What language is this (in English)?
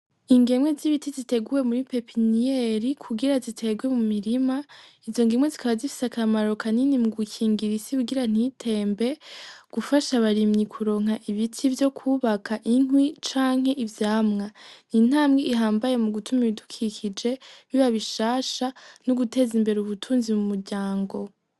Rundi